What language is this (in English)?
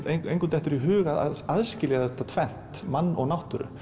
Icelandic